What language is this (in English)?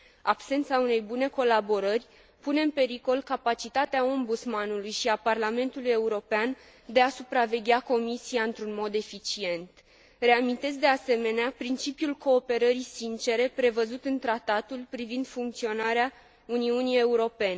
Romanian